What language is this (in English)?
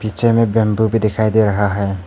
Hindi